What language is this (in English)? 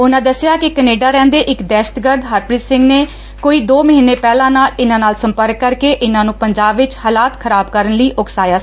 Punjabi